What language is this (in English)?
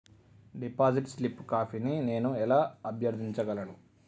Telugu